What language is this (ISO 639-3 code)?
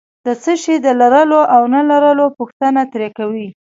pus